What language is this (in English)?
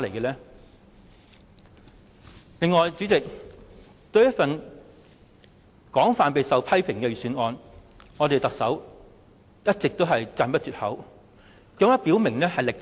Cantonese